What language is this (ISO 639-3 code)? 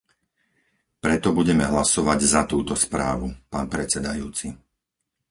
slk